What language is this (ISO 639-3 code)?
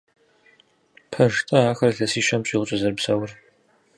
kbd